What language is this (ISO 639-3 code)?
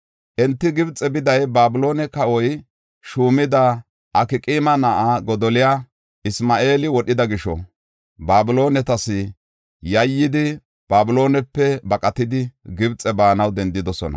gof